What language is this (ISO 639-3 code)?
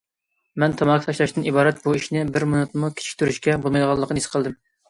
uig